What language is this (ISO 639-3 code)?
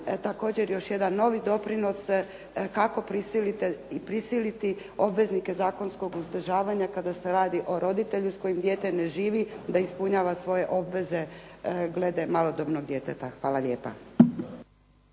hrv